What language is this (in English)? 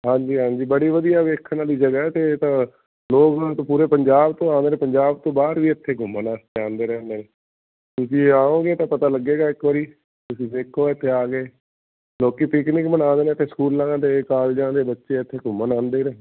Punjabi